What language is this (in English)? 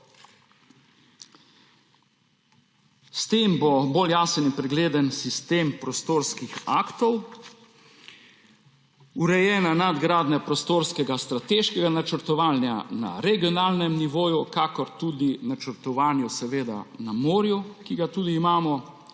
Slovenian